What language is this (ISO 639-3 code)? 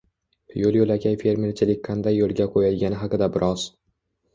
uzb